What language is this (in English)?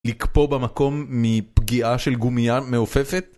Hebrew